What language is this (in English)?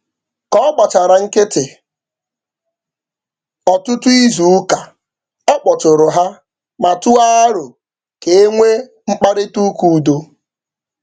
Igbo